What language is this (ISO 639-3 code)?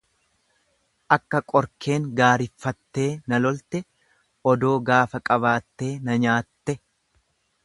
orm